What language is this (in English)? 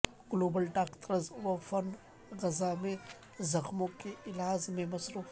Urdu